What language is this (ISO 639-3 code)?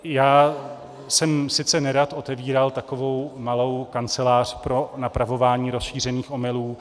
ces